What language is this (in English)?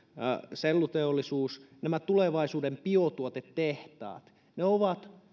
Finnish